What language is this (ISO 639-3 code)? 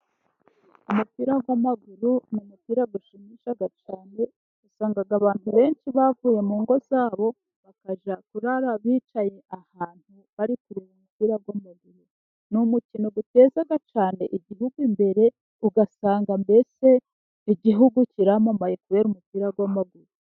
kin